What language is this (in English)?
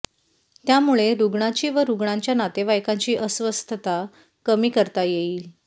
Marathi